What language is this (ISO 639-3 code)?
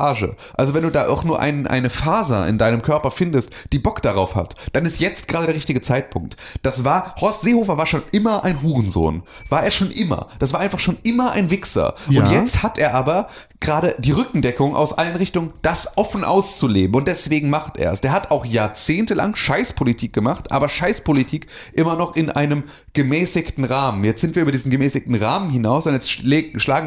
deu